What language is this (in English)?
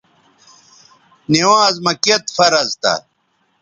Bateri